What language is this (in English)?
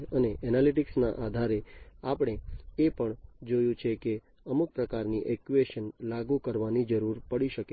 Gujarati